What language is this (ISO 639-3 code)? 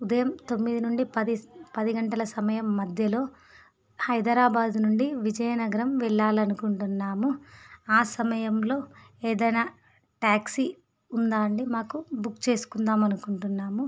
tel